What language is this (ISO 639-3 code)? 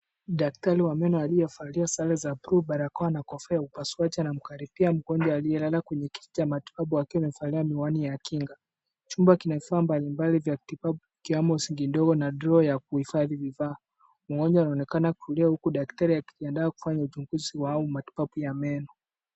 swa